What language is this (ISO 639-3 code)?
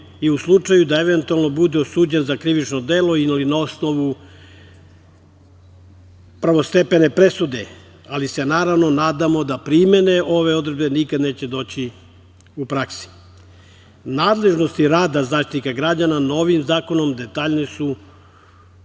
srp